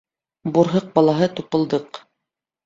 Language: Bashkir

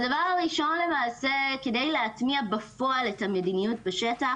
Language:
Hebrew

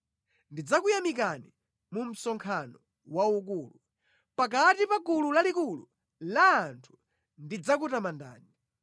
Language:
Nyanja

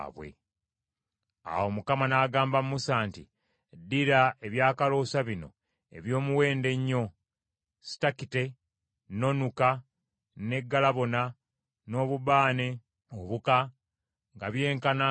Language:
Ganda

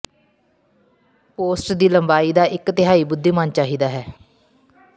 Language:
Punjabi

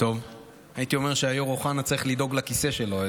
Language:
Hebrew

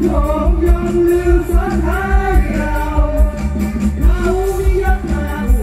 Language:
Thai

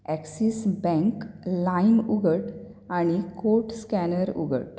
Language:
Konkani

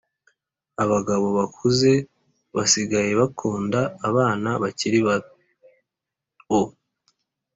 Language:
Kinyarwanda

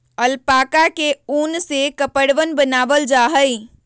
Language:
Magahi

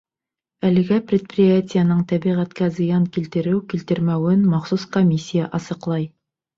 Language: Bashkir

